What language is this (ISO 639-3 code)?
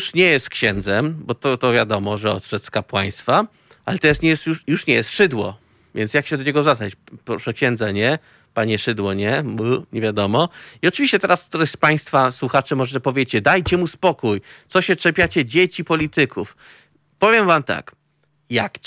pol